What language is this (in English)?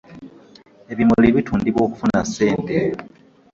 Ganda